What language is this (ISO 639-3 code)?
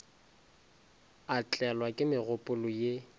nso